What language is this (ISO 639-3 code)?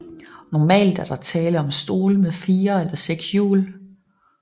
dan